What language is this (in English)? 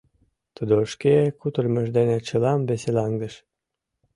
Mari